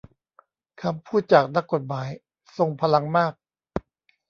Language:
Thai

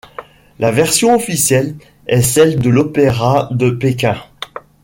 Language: French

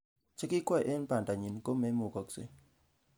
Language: Kalenjin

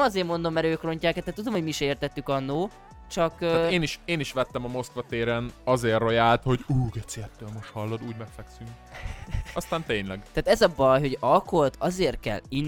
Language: Hungarian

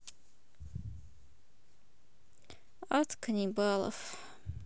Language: Russian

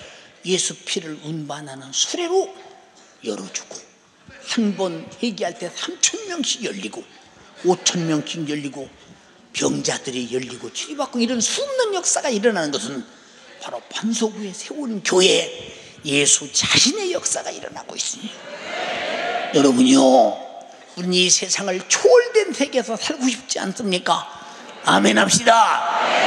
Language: Korean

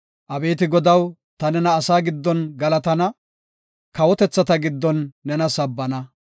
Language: Gofa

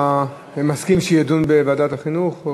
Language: Hebrew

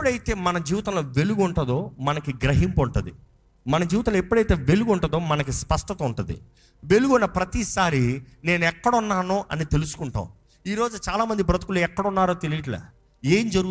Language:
Telugu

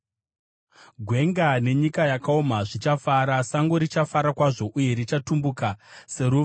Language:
Shona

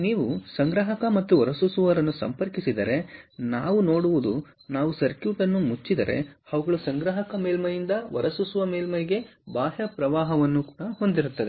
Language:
Kannada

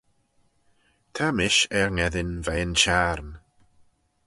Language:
Manx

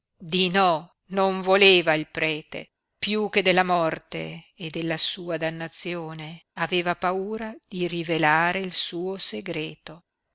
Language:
Italian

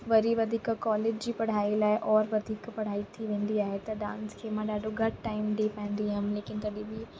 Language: Sindhi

